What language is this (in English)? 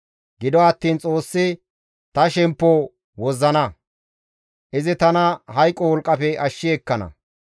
Gamo